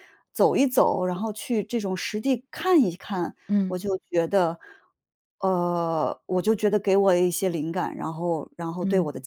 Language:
Chinese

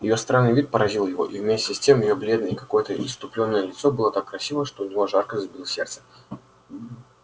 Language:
Russian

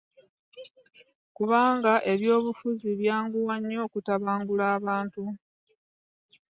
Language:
Ganda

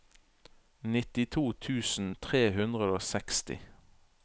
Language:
Norwegian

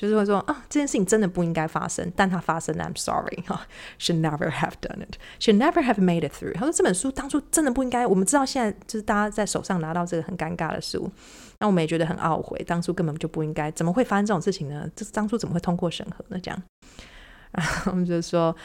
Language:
Chinese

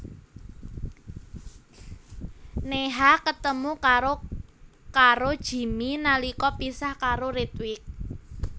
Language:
Javanese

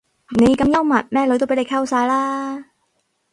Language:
Cantonese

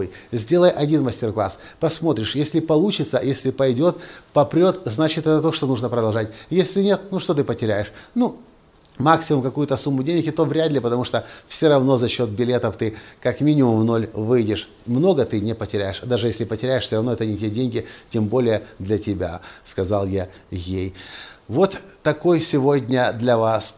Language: Russian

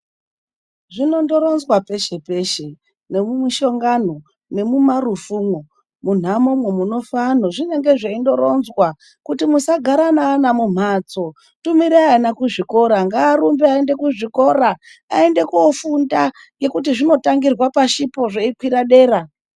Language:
Ndau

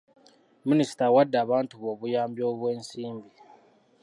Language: Ganda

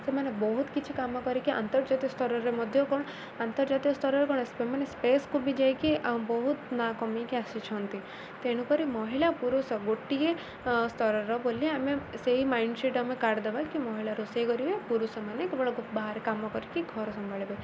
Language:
Odia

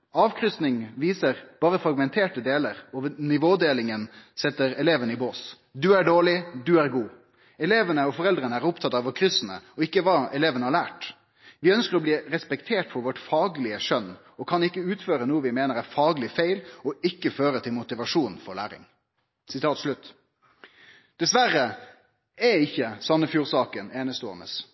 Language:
Norwegian Nynorsk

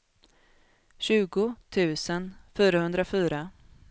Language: Swedish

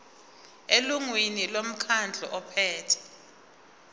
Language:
Zulu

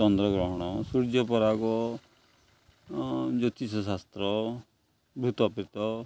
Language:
Odia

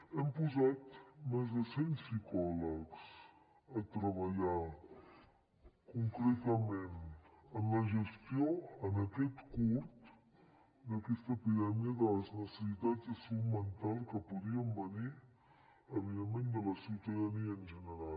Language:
Catalan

